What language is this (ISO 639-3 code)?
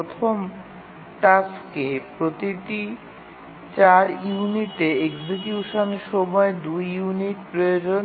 ben